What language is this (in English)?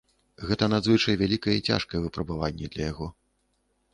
Belarusian